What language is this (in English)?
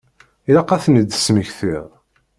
Kabyle